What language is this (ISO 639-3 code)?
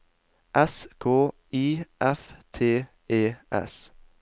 nor